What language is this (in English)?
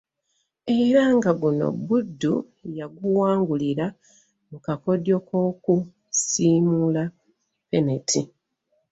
Ganda